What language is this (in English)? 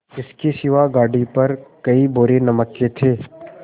Hindi